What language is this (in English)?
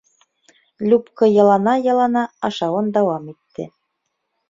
Bashkir